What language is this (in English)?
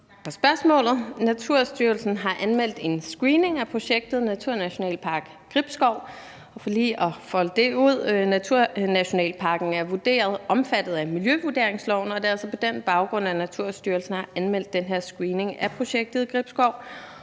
Danish